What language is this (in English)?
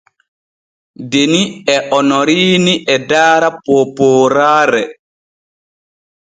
Borgu Fulfulde